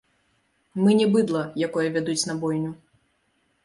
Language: Belarusian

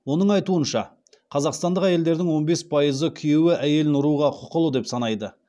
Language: Kazakh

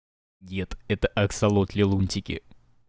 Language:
Russian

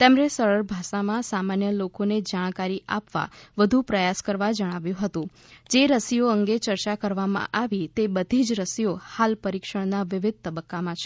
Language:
Gujarati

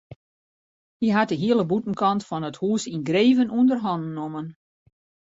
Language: Western Frisian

